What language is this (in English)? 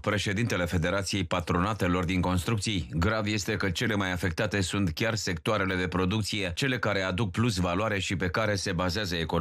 Romanian